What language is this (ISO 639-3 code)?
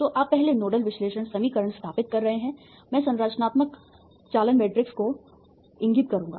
hin